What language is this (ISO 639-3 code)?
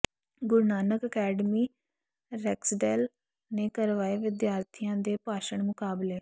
pan